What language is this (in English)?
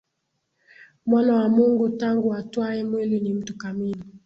Swahili